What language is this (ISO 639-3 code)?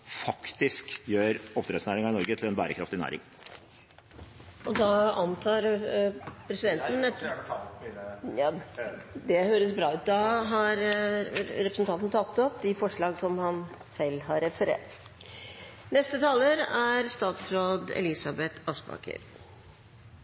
nob